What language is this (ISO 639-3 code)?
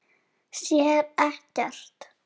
isl